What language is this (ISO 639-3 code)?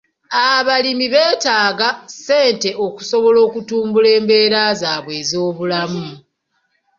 lug